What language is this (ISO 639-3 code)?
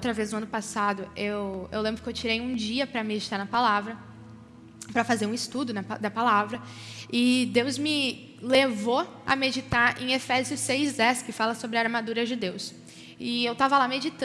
por